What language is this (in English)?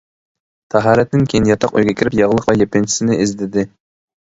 Uyghur